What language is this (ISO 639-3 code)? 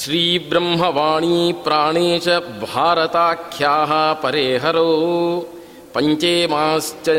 kan